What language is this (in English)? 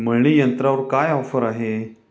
Marathi